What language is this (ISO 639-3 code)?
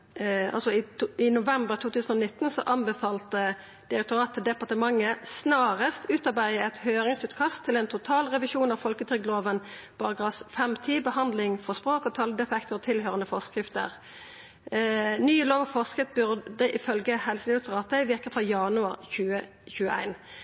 nno